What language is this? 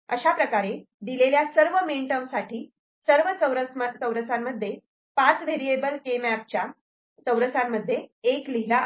Marathi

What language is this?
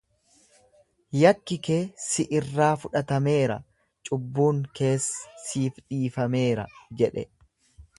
Oromo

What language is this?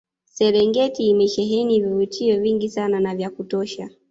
Swahili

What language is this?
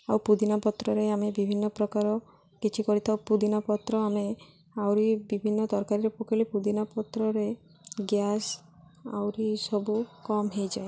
Odia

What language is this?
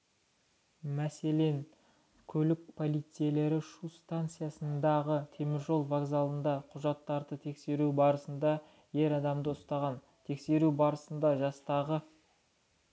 Kazakh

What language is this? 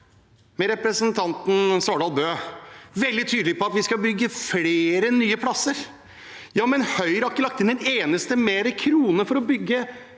Norwegian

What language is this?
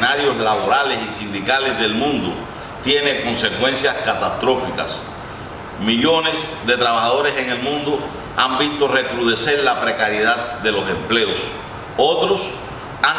Spanish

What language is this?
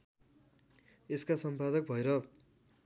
Nepali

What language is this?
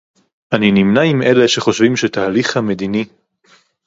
Hebrew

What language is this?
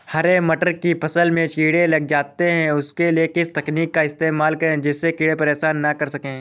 Hindi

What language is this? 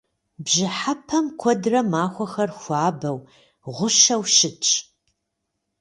Kabardian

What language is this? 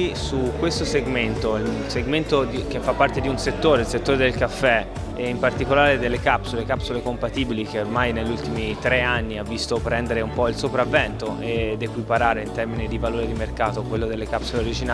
Italian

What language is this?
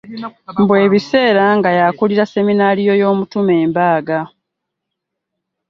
Ganda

